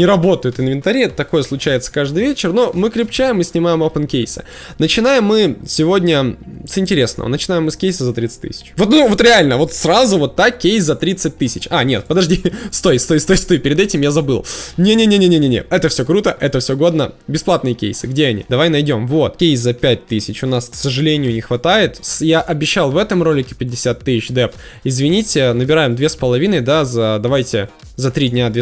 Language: Russian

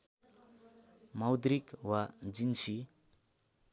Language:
Nepali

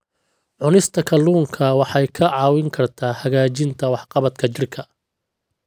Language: Somali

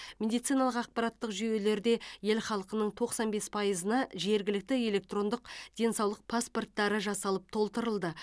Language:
Kazakh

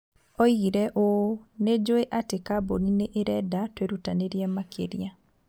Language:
Kikuyu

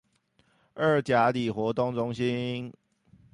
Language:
Chinese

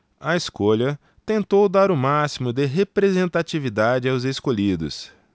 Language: Portuguese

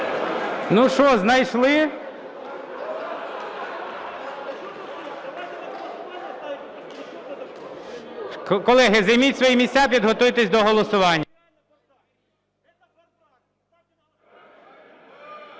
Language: Ukrainian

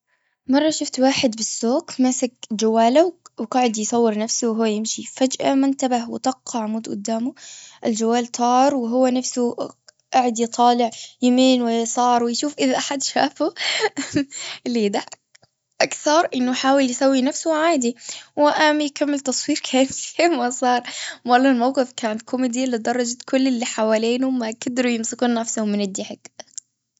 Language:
Gulf Arabic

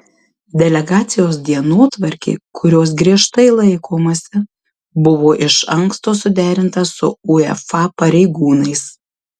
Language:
Lithuanian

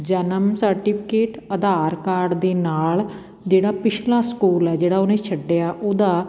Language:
Punjabi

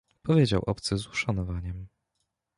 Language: Polish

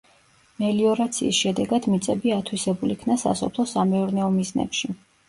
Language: Georgian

